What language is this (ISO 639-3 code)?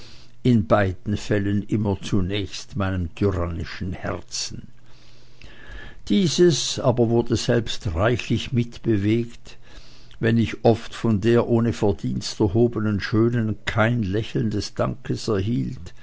deu